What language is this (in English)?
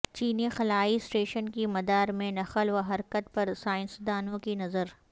Urdu